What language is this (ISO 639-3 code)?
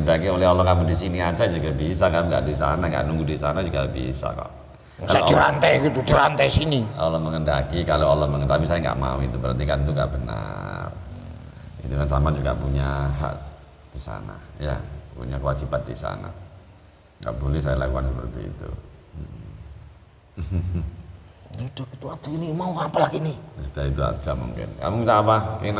ind